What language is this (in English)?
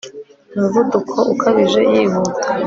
Kinyarwanda